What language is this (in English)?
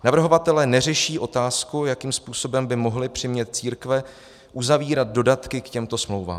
Czech